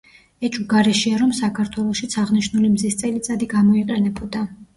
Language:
Georgian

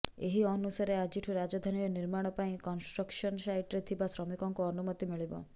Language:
Odia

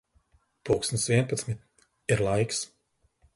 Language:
Latvian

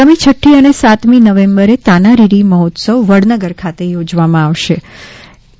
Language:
Gujarati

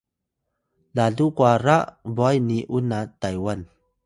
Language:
Atayal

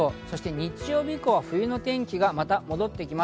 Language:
Japanese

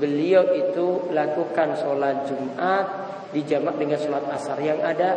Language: Indonesian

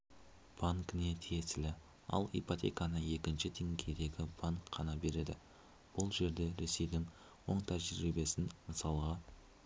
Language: Kazakh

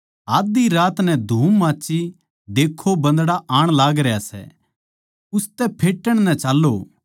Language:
Haryanvi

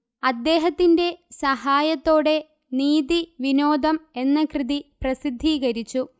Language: Malayalam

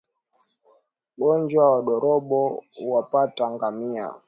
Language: Swahili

